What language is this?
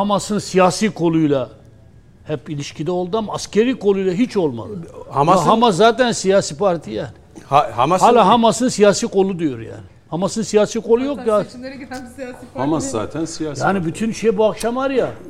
Turkish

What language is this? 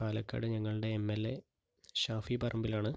Malayalam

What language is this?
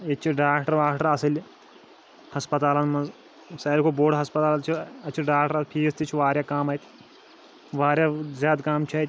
Kashmiri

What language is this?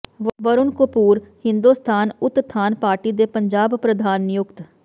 Punjabi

